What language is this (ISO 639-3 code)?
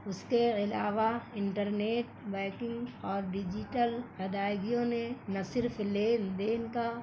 urd